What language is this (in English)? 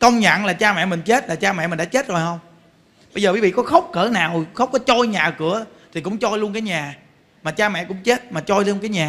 Vietnamese